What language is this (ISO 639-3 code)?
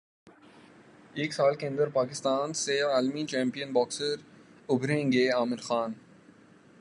urd